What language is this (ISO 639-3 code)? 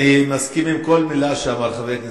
heb